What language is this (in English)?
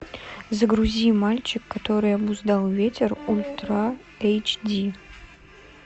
Russian